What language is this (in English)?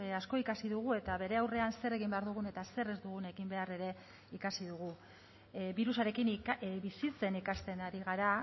Basque